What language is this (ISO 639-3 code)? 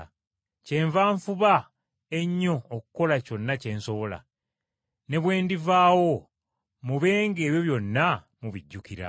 lug